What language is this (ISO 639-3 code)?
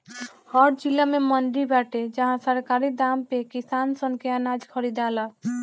bho